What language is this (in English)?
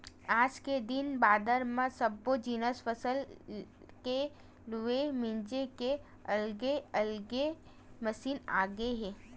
Chhattisgarhi